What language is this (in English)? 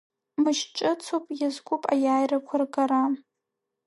Abkhazian